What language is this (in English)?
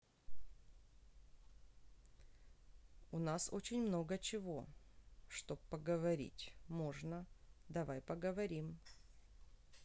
Russian